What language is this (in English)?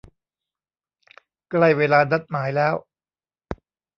Thai